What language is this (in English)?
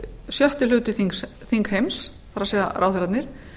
Icelandic